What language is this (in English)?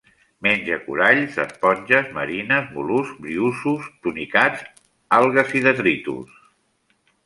Catalan